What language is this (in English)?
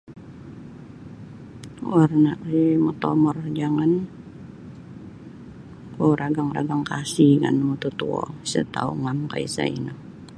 Sabah Bisaya